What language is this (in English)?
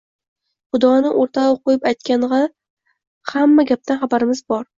Uzbek